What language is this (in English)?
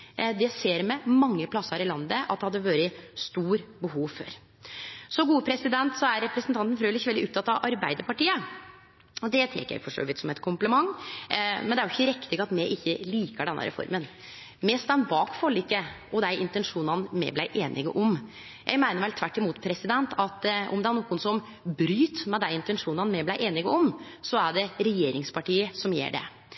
Norwegian Nynorsk